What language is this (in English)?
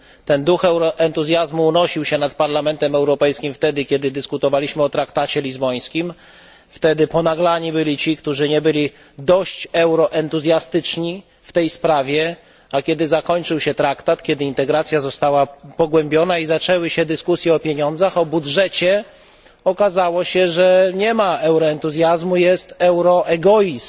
Polish